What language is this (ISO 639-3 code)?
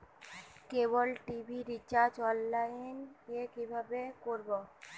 ben